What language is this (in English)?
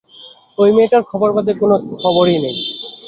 Bangla